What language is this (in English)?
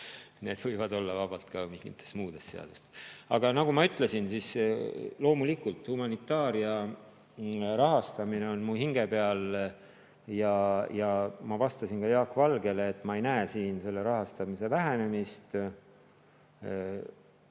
Estonian